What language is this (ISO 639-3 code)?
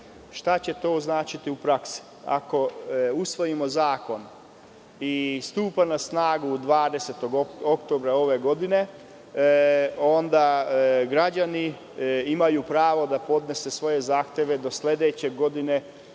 srp